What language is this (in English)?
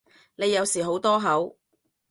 Cantonese